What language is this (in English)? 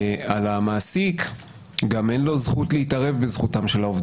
Hebrew